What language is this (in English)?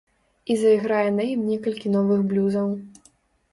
Belarusian